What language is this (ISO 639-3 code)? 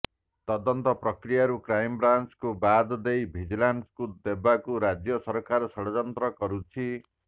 ori